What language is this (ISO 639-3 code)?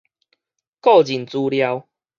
nan